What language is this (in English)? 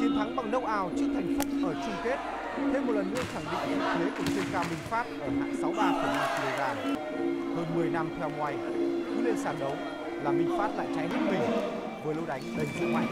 Vietnamese